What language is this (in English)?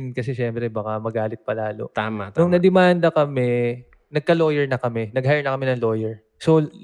Filipino